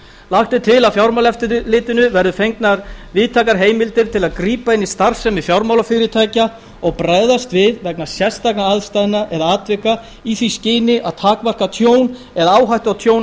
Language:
Icelandic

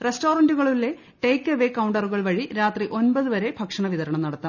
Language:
Malayalam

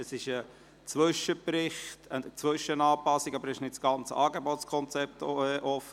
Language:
Swiss German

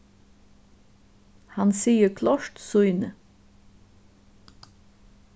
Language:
Faroese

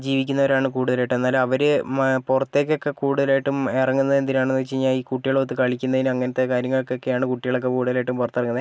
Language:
Malayalam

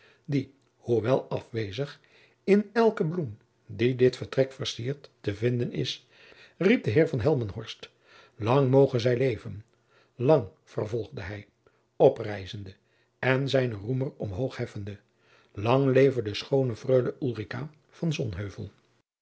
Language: Dutch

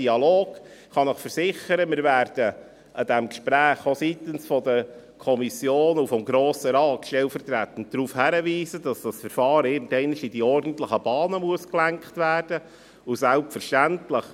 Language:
Swiss German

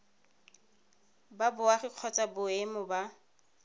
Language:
Tswana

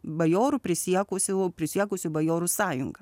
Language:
Lithuanian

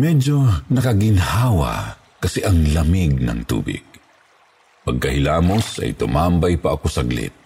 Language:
Filipino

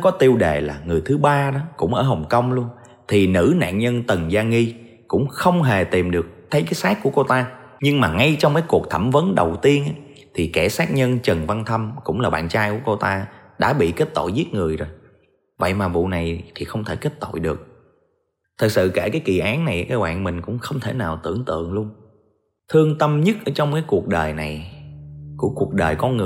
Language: Vietnamese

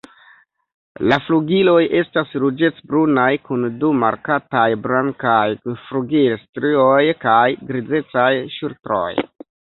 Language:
Esperanto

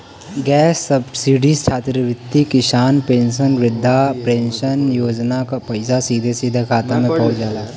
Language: Bhojpuri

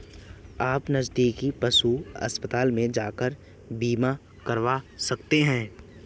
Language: Hindi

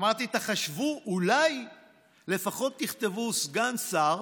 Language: Hebrew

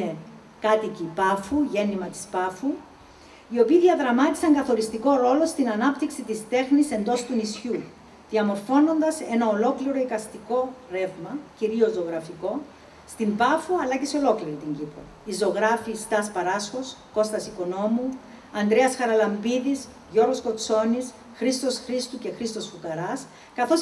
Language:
Greek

